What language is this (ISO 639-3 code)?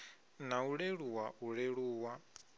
ven